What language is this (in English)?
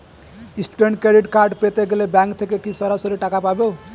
Bangla